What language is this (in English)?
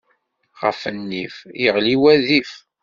Kabyle